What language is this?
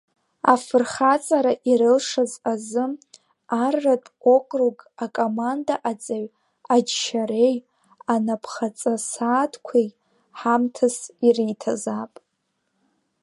Abkhazian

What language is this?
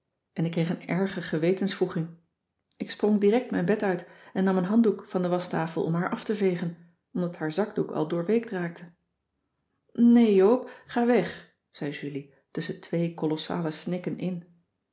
Dutch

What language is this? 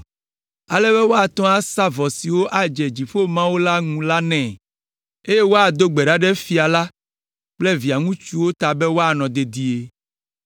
Ewe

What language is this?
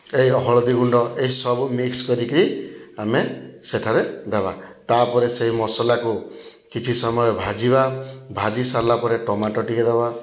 Odia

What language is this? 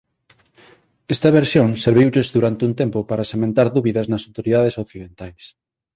Galician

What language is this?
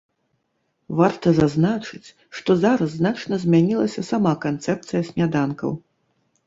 Belarusian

